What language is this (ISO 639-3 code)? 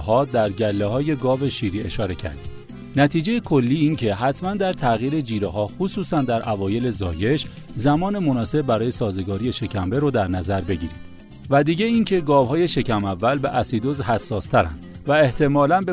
fas